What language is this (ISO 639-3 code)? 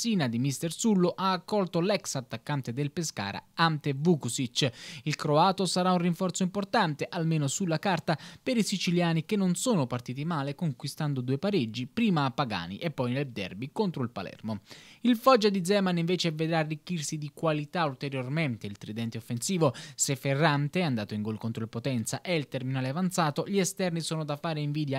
ita